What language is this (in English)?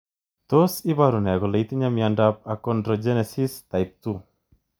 Kalenjin